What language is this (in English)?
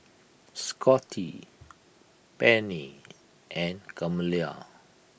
English